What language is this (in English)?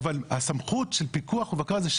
Hebrew